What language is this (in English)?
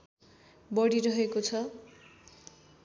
Nepali